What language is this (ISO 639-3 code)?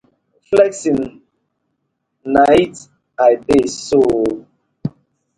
pcm